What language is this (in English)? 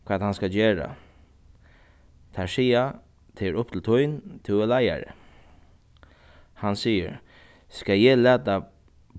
Faroese